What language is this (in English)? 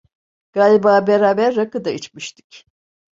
Turkish